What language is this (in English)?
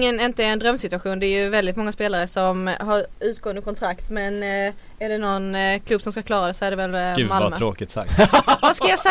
Swedish